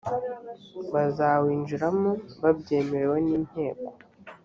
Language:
Kinyarwanda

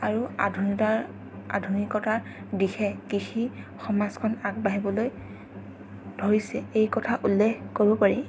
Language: Assamese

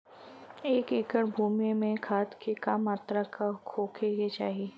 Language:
Bhojpuri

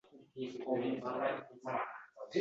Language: Uzbek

